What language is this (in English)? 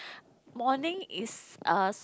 English